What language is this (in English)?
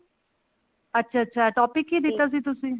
Punjabi